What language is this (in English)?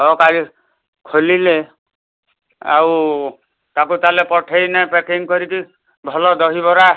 Odia